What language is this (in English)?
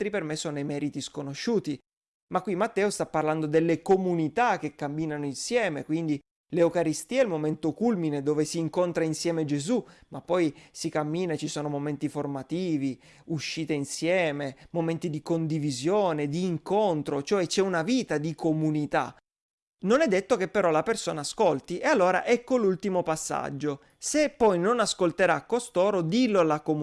Italian